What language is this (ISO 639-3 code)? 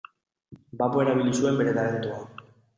eus